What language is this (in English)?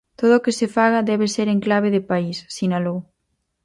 Galician